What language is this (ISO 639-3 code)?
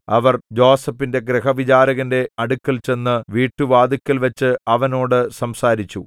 mal